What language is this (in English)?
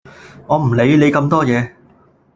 Cantonese